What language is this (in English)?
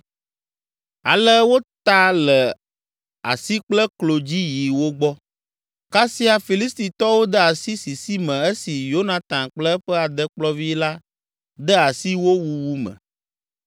Ewe